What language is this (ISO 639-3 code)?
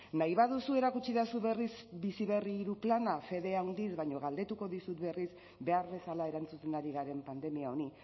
eus